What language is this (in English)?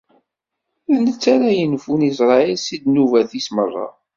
Kabyle